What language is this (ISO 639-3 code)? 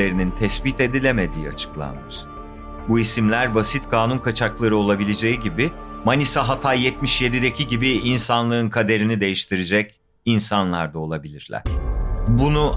tur